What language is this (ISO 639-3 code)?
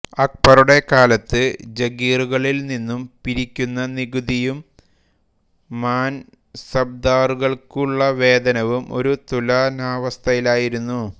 mal